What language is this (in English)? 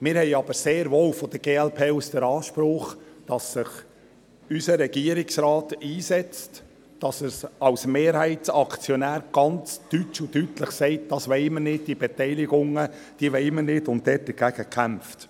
Swiss German